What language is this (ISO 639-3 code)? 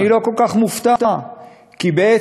heb